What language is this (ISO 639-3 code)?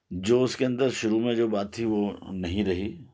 urd